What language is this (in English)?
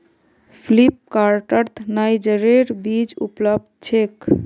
Magahi